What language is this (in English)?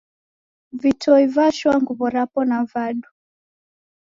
Taita